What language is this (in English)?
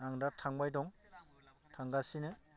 Bodo